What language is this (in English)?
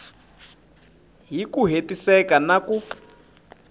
Tsonga